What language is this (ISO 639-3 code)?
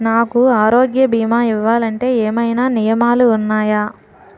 tel